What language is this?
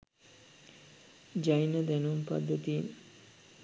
Sinhala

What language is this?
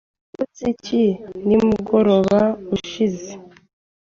Kinyarwanda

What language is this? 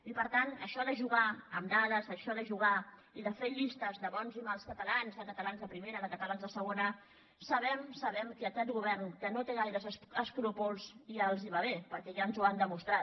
Catalan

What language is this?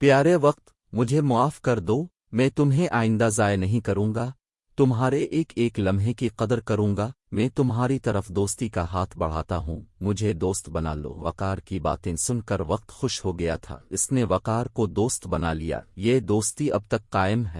Urdu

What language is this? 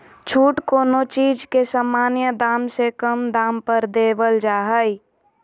Magahi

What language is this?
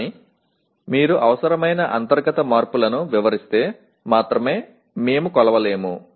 Telugu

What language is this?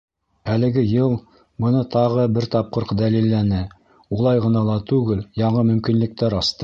Bashkir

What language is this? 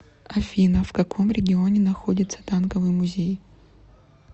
Russian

